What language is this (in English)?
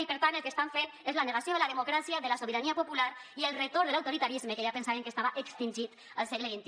Catalan